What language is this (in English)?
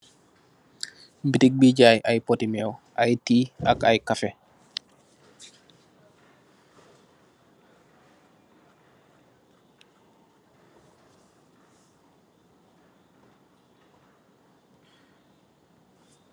Wolof